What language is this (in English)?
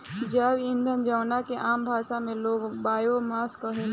Bhojpuri